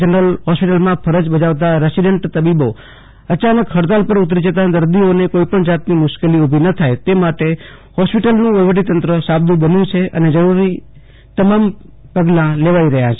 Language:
Gujarati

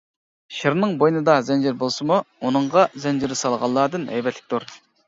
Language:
Uyghur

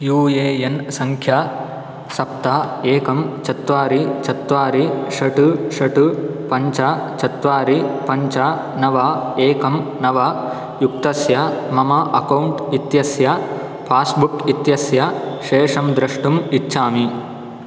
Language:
Sanskrit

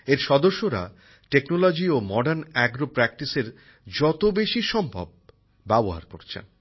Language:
Bangla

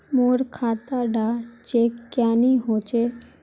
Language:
Magahi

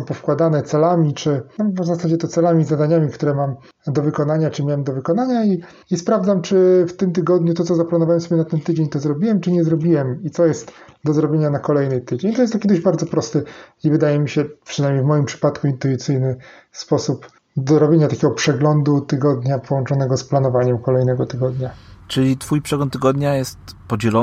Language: Polish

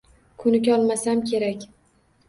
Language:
Uzbek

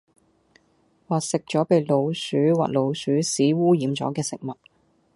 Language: Cantonese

